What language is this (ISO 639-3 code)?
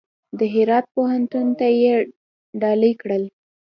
pus